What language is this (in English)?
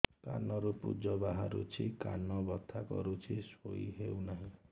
Odia